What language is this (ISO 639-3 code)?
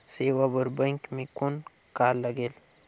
hne